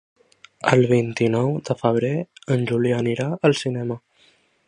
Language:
Catalan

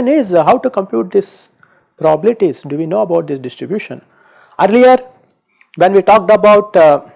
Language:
English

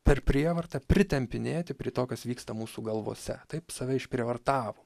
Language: Lithuanian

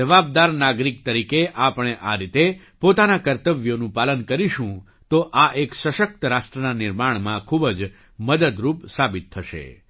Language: Gujarati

